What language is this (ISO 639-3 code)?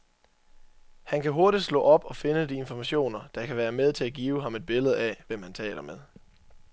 dan